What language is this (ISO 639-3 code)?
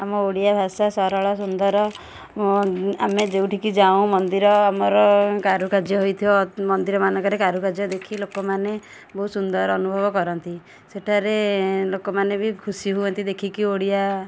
ori